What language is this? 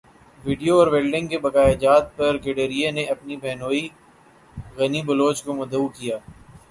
Urdu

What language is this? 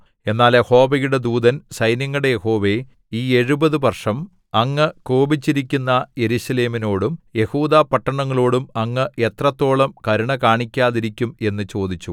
Malayalam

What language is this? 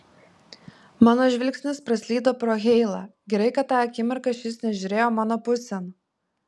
Lithuanian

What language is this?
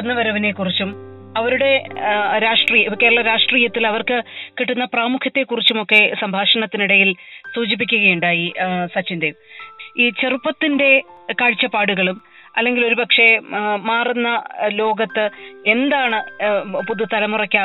Malayalam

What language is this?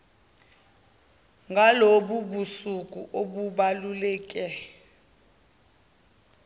Zulu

